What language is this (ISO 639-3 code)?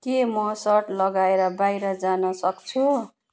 nep